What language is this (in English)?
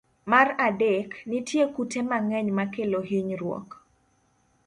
Luo (Kenya and Tanzania)